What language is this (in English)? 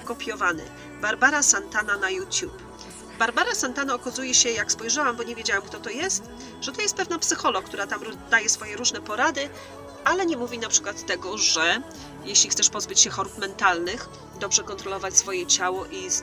Polish